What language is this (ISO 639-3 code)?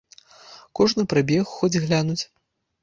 bel